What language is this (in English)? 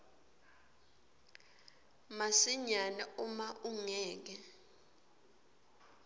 Swati